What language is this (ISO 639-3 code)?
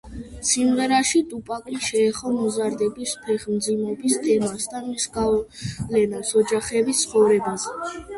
kat